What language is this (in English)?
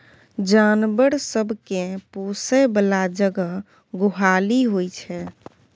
Maithili